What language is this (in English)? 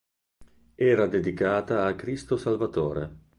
Italian